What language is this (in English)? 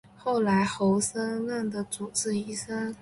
Chinese